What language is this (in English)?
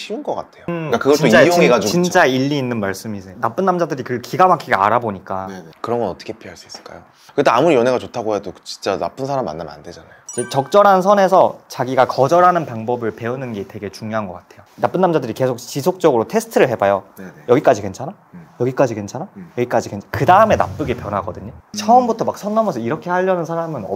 Korean